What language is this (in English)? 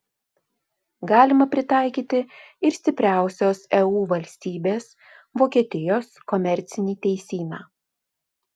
Lithuanian